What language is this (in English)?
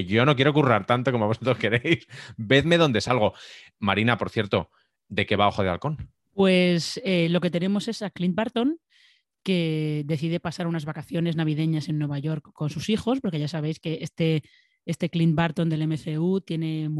Spanish